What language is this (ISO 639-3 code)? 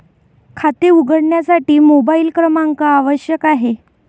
mar